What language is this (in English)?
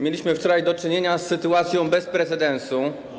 Polish